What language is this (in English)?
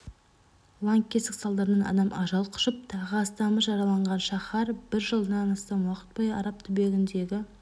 Kazakh